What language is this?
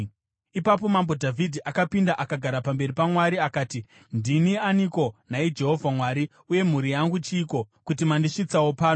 Shona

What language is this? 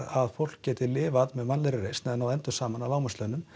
Icelandic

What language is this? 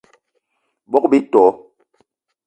Eton (Cameroon)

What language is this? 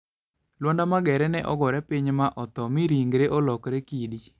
Luo (Kenya and Tanzania)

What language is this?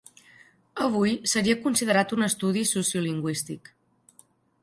Catalan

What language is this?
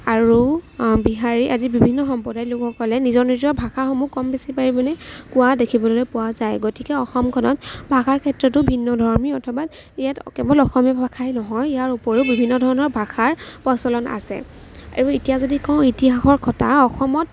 Assamese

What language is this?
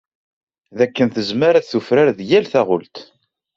Kabyle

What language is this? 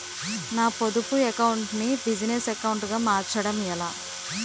Telugu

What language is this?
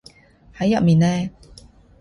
Cantonese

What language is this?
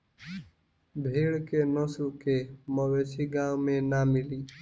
Bhojpuri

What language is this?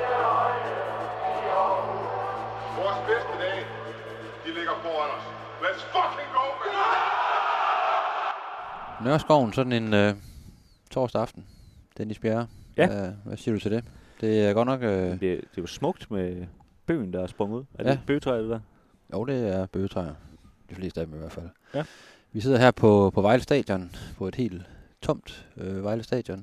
Danish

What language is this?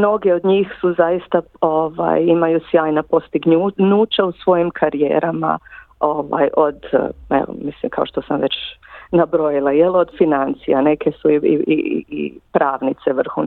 Croatian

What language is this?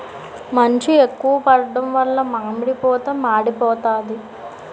Telugu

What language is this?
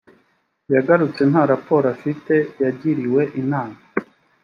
Kinyarwanda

